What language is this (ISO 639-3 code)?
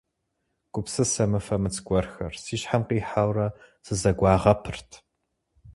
kbd